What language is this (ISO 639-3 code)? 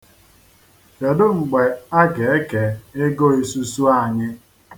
ibo